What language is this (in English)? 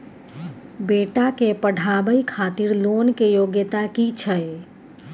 Maithili